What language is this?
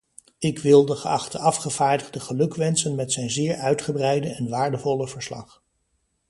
Dutch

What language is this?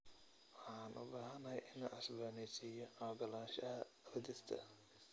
Somali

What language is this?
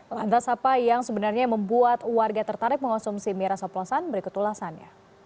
Indonesian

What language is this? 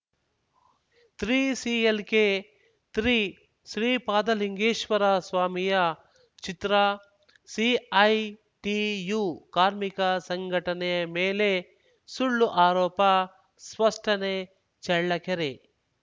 Kannada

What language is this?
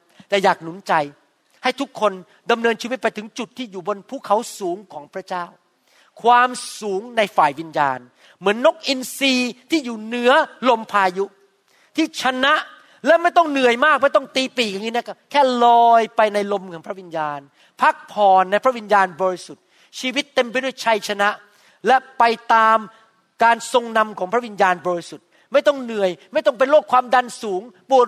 Thai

